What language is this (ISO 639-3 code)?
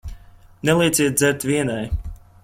lav